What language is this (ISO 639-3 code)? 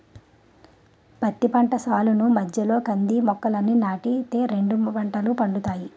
tel